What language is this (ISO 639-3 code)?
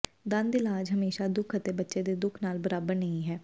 pan